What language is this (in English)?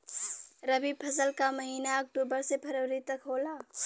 Bhojpuri